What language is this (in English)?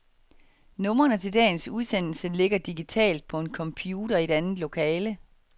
Danish